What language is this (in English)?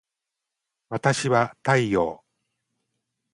Japanese